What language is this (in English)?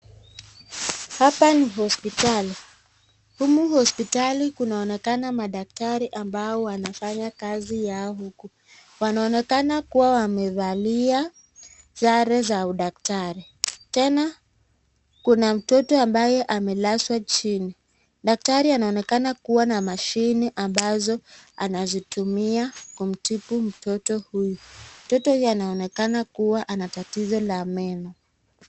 Swahili